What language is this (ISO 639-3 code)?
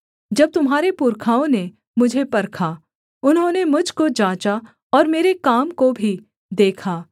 hin